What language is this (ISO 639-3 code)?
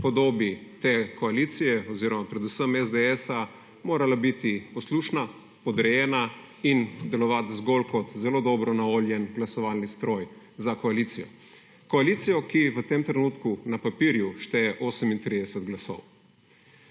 slv